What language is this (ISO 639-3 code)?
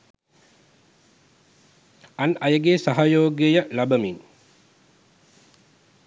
sin